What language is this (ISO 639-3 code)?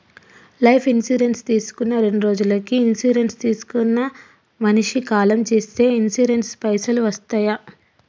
tel